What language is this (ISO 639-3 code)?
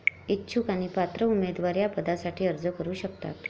mar